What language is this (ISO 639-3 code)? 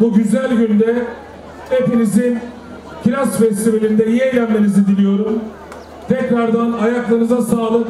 tur